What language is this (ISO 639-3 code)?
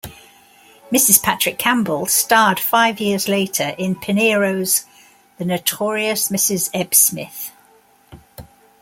eng